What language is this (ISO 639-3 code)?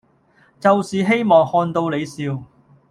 yue